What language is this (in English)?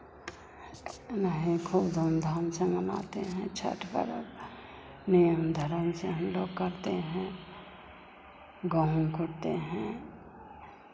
Hindi